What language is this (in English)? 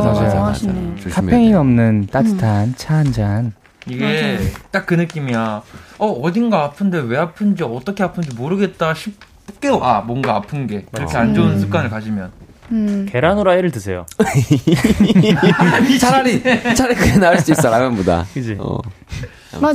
Korean